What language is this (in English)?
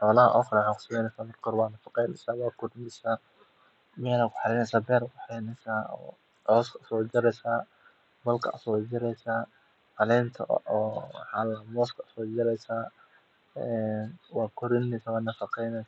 Somali